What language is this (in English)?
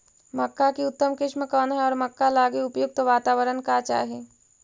Magahi